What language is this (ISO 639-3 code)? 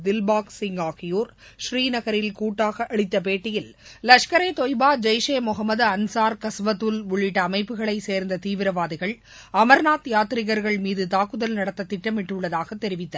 tam